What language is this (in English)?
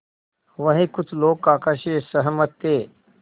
Hindi